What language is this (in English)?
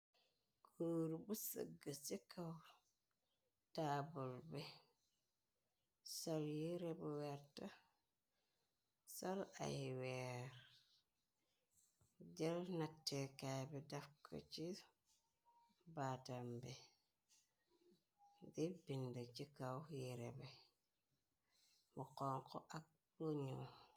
Wolof